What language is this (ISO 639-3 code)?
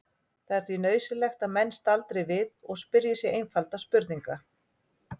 isl